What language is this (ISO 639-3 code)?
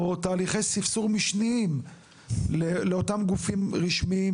heb